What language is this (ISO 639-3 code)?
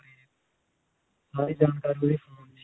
pan